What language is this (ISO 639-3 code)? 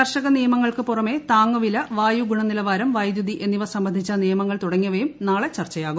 mal